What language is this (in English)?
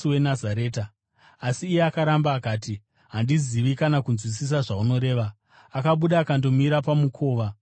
Shona